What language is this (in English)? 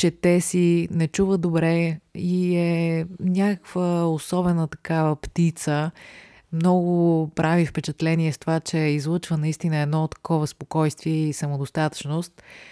Bulgarian